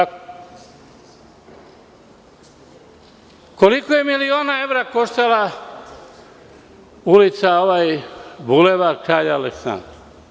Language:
Serbian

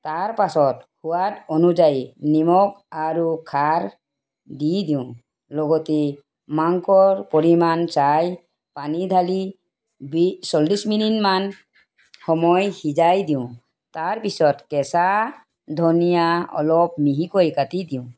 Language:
Assamese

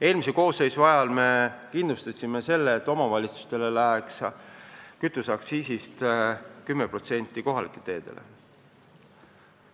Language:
Estonian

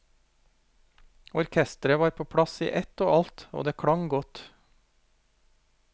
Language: Norwegian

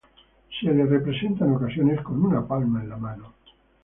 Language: Spanish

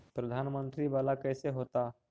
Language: Magahi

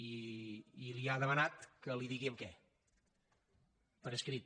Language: Catalan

